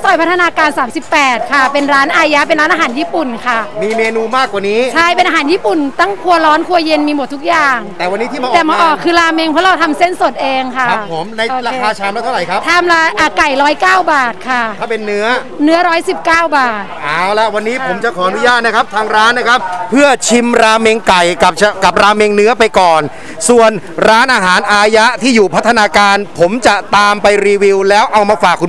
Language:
Thai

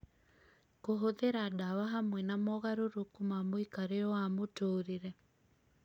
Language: Kikuyu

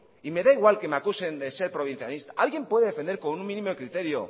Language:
Spanish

